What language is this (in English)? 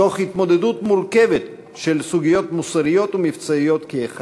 Hebrew